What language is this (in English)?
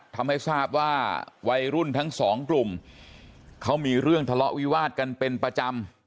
Thai